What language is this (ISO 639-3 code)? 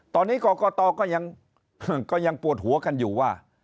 tha